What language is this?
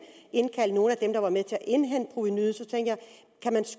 Danish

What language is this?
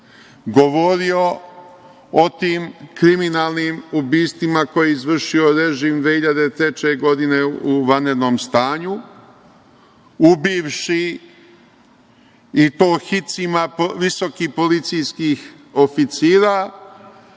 Serbian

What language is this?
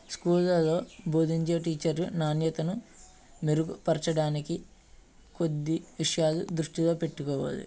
Telugu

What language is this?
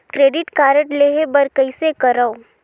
Chhattisgarhi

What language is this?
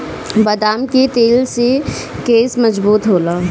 Bhojpuri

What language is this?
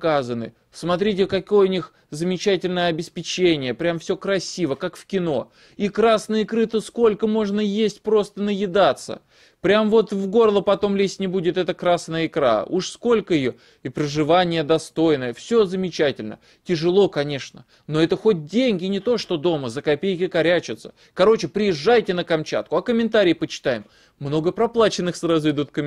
Russian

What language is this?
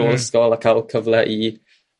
Welsh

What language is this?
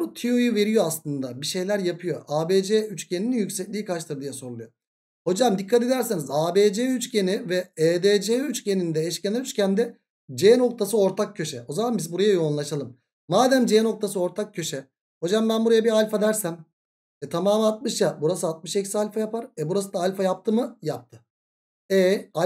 Turkish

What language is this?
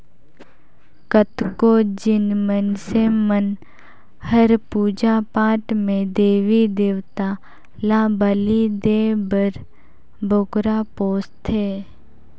Chhattisgarhi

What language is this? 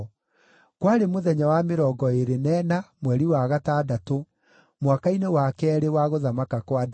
Kikuyu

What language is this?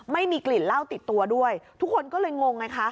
Thai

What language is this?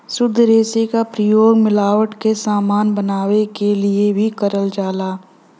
Bhojpuri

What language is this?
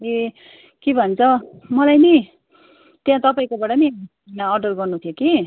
Nepali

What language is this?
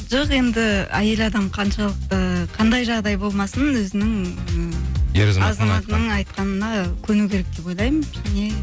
Kazakh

